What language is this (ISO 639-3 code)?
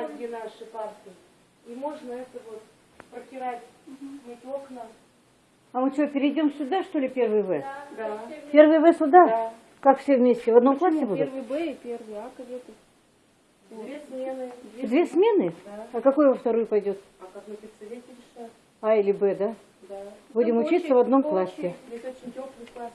rus